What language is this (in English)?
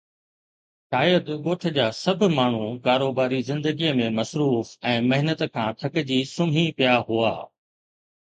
Sindhi